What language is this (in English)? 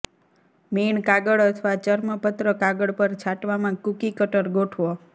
Gujarati